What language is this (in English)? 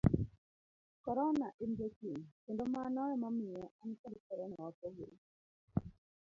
Luo (Kenya and Tanzania)